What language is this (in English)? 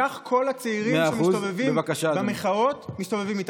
Hebrew